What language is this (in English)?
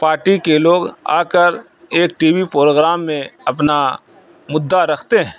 Urdu